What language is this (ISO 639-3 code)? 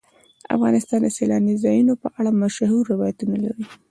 pus